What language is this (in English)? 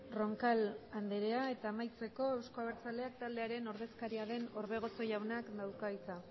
Basque